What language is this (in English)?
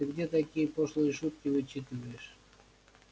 Russian